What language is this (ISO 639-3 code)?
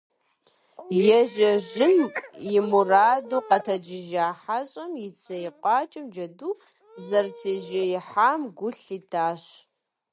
kbd